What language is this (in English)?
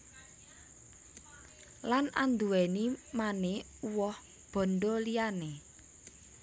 Javanese